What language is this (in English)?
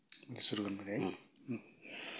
Nepali